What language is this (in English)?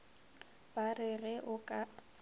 Northern Sotho